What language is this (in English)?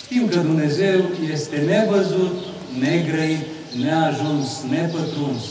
Romanian